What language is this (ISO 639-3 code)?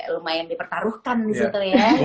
ind